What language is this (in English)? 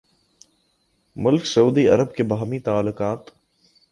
Urdu